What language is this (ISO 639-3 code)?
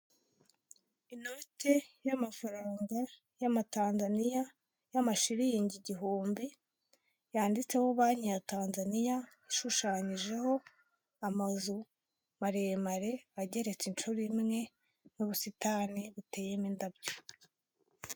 kin